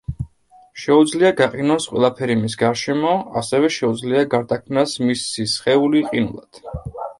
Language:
Georgian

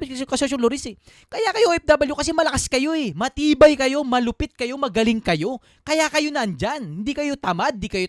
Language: Filipino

